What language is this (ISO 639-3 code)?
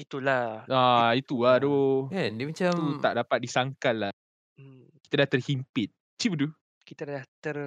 msa